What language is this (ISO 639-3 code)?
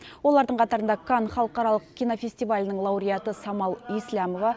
kaz